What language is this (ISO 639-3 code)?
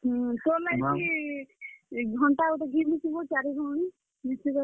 ori